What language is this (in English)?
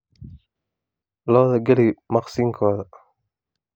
Somali